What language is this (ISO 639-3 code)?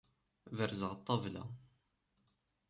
kab